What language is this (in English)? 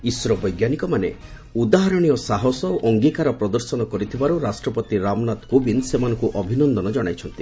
Odia